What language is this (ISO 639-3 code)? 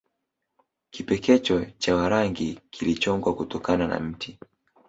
swa